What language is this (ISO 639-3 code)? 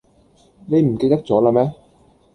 yue